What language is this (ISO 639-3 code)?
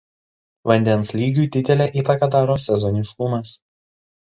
lit